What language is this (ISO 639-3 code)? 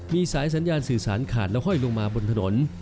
tha